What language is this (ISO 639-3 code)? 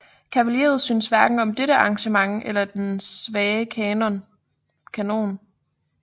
dan